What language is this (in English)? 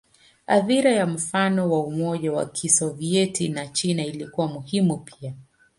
Swahili